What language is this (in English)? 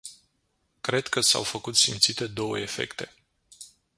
Romanian